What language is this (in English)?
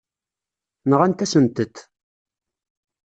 Kabyle